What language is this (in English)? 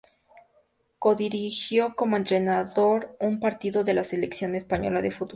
Spanish